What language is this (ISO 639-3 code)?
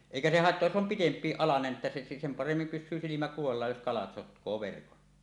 fin